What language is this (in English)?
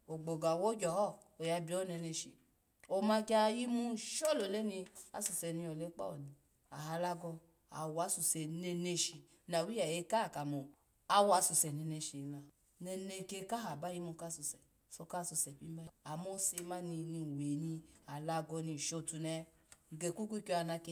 Alago